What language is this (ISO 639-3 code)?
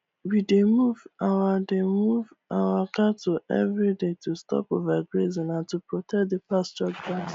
pcm